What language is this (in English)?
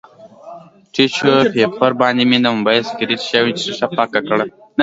Pashto